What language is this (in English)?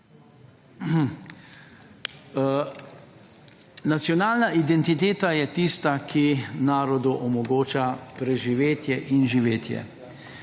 Slovenian